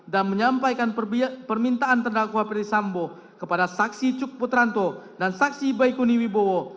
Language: Indonesian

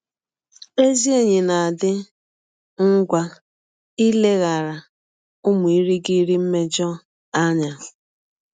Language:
Igbo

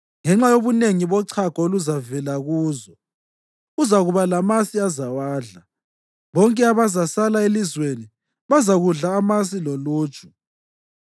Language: North Ndebele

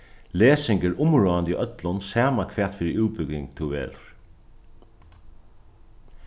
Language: Faroese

